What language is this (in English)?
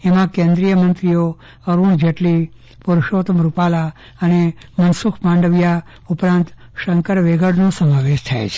Gujarati